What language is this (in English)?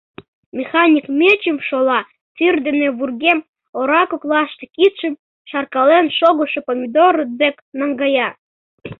Mari